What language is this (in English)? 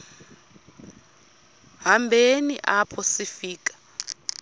Xhosa